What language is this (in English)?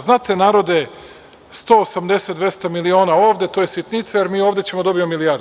Serbian